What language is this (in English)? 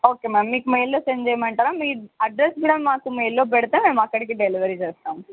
Telugu